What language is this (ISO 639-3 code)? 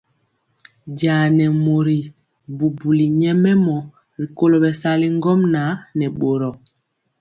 mcx